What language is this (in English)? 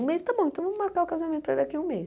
Portuguese